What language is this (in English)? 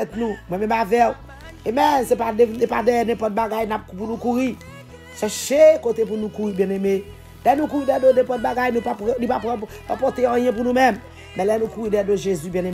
French